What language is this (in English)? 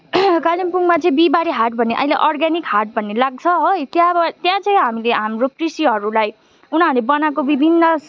Nepali